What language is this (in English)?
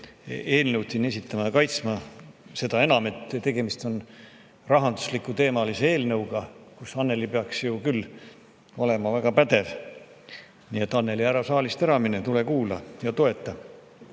Estonian